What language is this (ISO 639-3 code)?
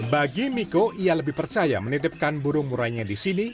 ind